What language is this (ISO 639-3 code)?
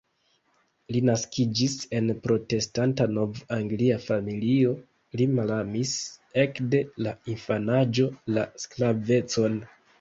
epo